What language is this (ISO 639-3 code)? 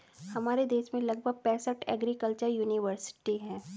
hin